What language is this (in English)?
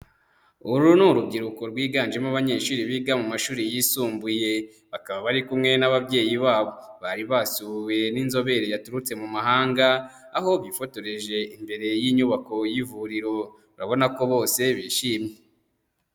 Kinyarwanda